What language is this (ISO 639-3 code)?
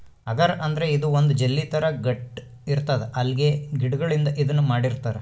kan